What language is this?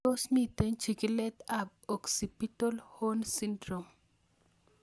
Kalenjin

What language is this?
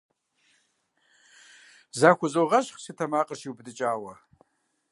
Kabardian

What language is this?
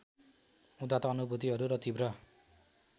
Nepali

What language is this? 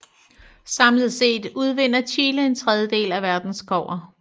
Danish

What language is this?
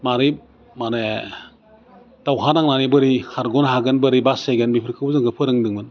Bodo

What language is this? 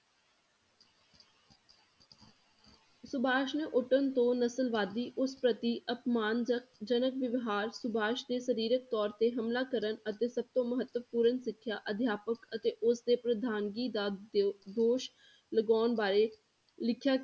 Punjabi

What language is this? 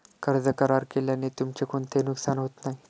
Marathi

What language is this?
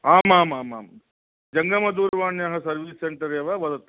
Sanskrit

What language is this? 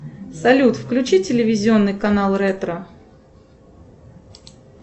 Russian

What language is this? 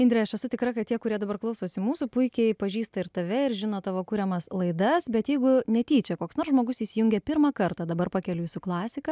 Lithuanian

